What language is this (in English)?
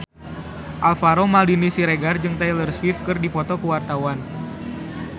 Sundanese